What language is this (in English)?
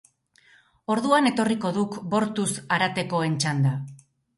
Basque